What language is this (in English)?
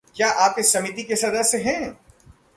Hindi